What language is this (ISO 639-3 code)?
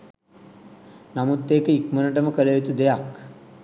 sin